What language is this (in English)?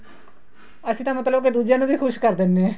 Punjabi